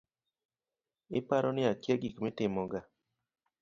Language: Luo (Kenya and Tanzania)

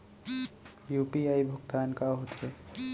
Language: Chhattisgarhi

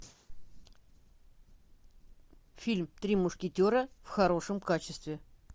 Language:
Russian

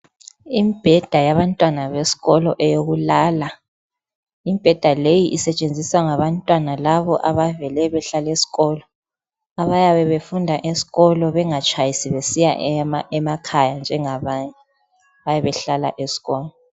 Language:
North Ndebele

